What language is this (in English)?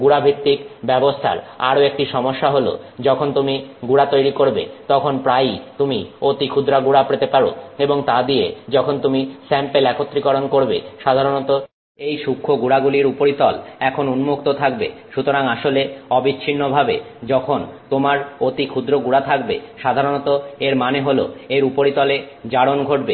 Bangla